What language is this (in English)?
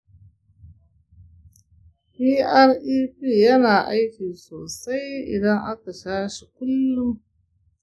Hausa